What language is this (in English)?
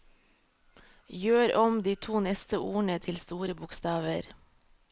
Norwegian